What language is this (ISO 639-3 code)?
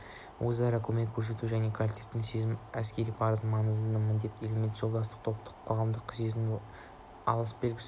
kaz